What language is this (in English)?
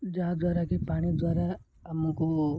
Odia